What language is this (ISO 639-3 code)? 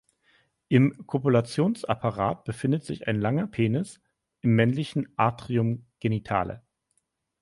deu